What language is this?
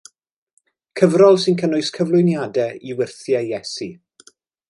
Welsh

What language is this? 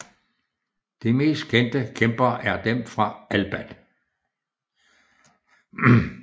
Danish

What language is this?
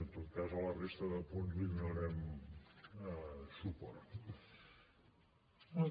Catalan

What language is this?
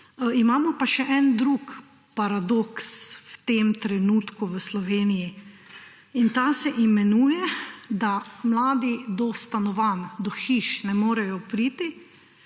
Slovenian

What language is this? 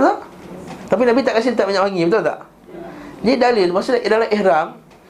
Malay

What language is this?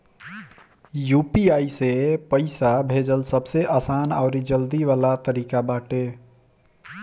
Bhojpuri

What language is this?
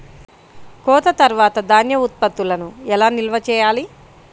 Telugu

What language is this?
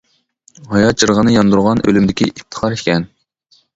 Uyghur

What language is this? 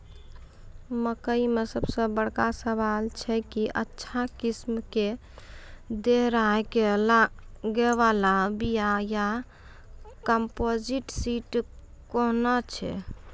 Maithili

